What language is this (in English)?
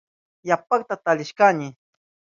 Southern Pastaza Quechua